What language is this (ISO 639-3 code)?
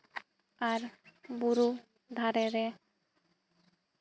sat